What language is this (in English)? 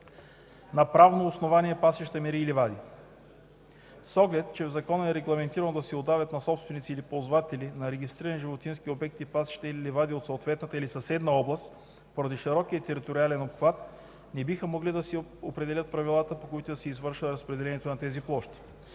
Bulgarian